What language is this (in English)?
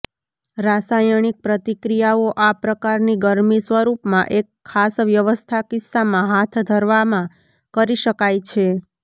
Gujarati